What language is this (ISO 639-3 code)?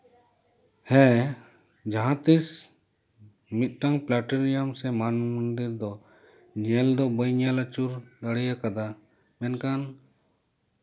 sat